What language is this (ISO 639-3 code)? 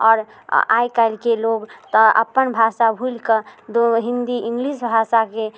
mai